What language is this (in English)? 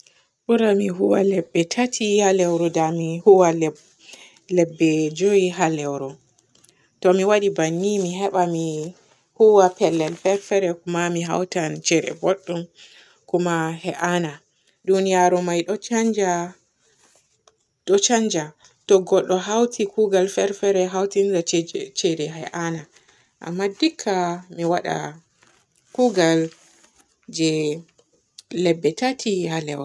Borgu Fulfulde